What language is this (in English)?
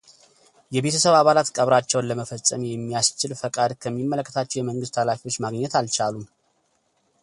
Amharic